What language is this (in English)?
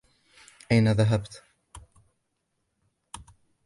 Arabic